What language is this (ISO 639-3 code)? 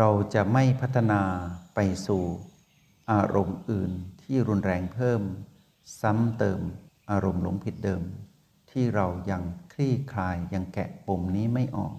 tha